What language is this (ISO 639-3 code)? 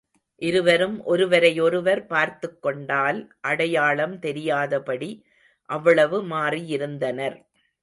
tam